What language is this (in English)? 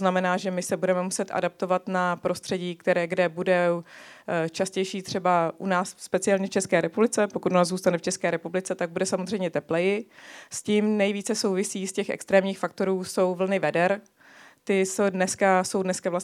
Czech